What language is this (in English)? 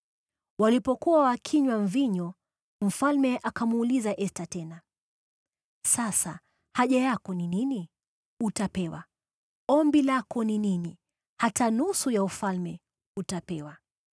Swahili